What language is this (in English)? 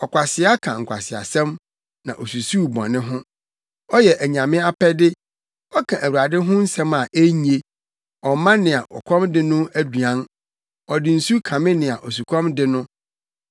Akan